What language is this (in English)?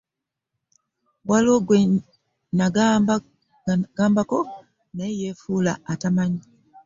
Ganda